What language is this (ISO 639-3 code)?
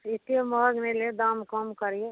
mai